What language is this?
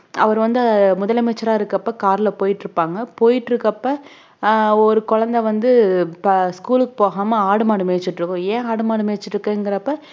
Tamil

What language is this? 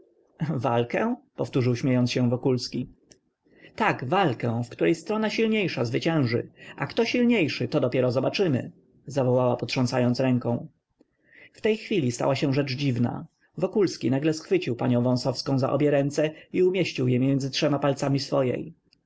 Polish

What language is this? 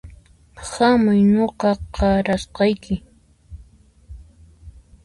Puno Quechua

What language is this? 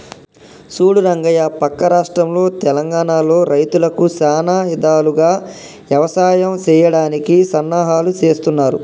Telugu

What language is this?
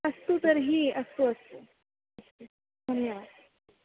Sanskrit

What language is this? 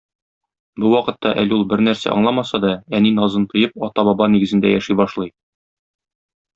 Tatar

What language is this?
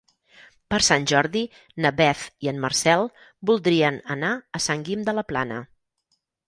Catalan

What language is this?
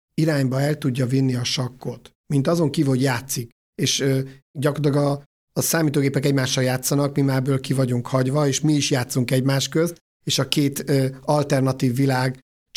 Hungarian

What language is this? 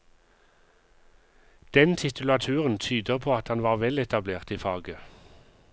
Norwegian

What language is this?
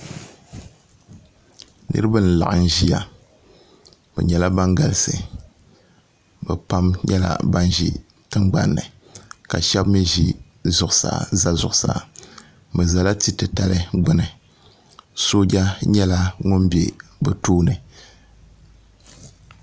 Dagbani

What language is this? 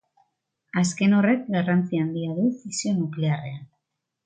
Basque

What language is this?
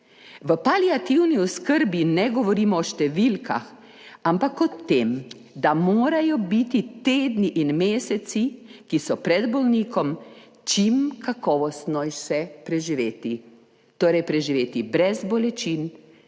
Slovenian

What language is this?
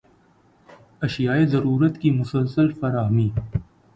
Urdu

